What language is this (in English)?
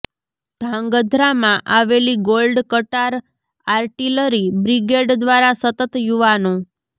Gujarati